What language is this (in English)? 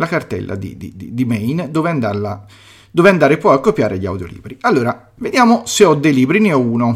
Italian